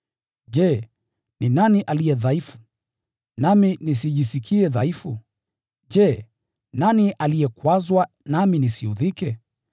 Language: Swahili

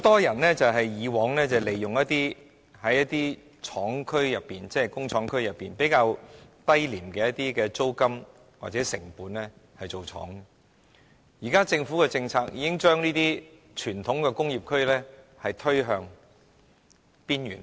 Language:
Cantonese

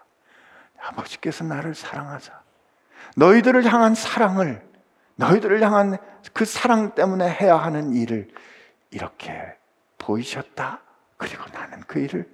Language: Korean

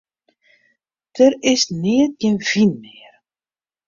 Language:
Western Frisian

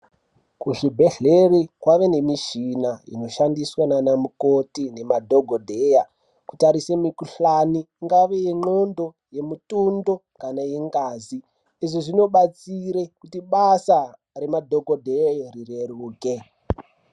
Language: Ndau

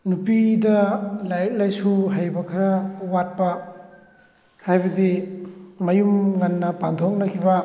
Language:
Manipuri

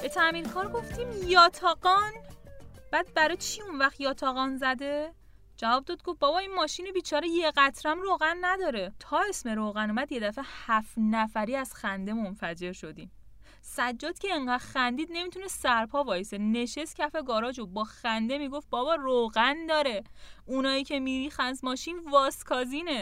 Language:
Persian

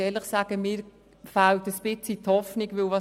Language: Swiss German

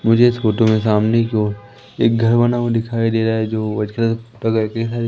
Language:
Hindi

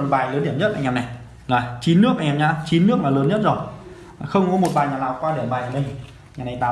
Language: Vietnamese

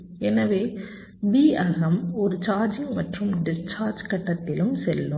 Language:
Tamil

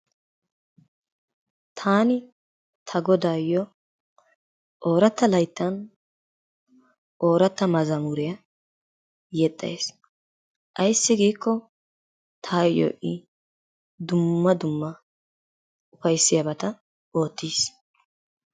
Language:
Wolaytta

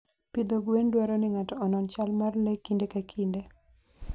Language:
Luo (Kenya and Tanzania)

